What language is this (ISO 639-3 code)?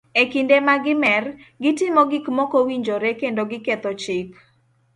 luo